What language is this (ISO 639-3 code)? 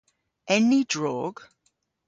cor